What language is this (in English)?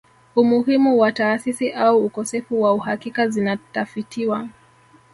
Swahili